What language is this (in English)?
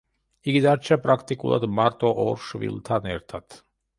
Georgian